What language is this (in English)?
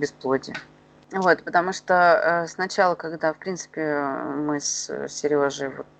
Russian